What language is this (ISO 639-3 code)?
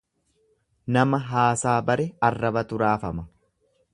orm